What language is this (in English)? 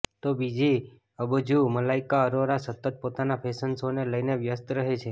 Gujarati